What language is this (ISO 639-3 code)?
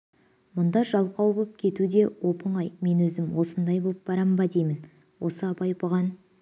kaz